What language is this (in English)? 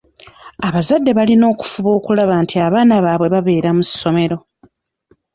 Ganda